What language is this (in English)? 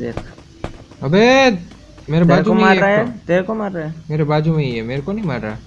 Hindi